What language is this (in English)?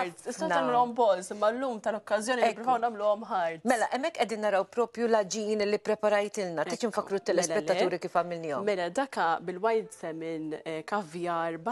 Arabic